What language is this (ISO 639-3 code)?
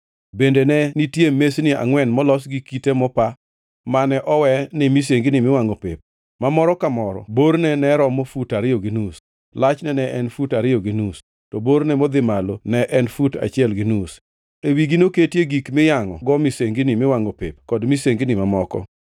luo